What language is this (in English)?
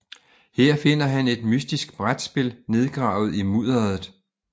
Danish